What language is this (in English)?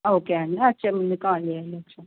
Telugu